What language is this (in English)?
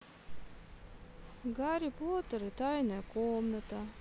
Russian